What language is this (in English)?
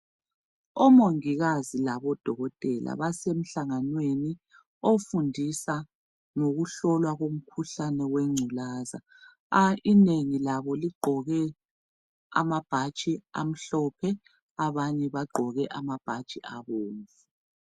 North Ndebele